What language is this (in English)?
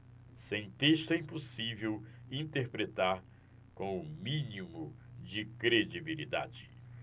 Portuguese